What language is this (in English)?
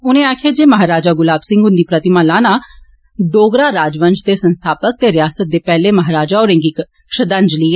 Dogri